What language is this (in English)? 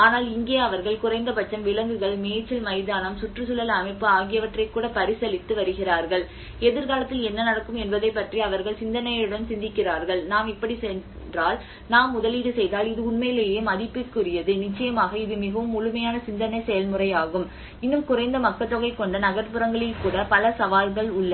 Tamil